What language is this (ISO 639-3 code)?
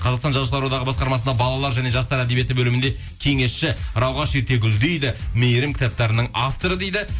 kaz